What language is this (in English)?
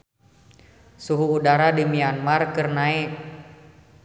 Sundanese